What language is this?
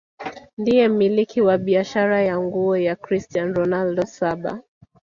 Swahili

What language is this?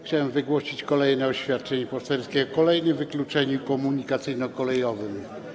Polish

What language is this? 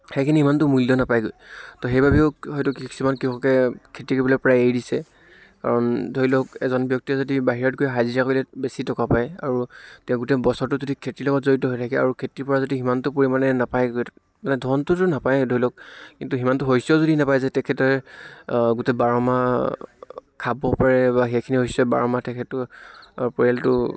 Assamese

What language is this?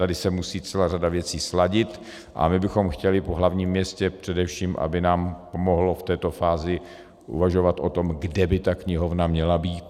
Czech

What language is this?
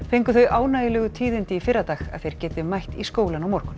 Icelandic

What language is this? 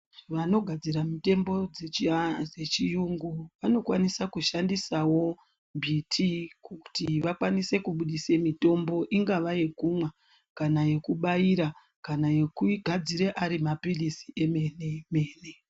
Ndau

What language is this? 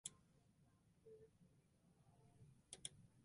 Western Frisian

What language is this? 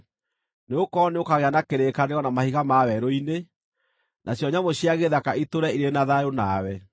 Kikuyu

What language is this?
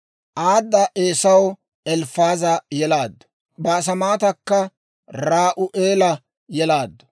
Dawro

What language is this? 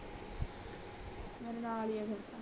Punjabi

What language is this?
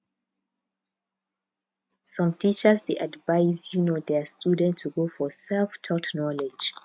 Nigerian Pidgin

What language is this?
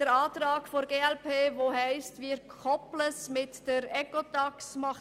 Swiss German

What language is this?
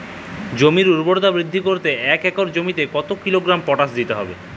Bangla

